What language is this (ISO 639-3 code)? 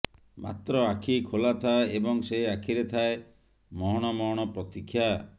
ori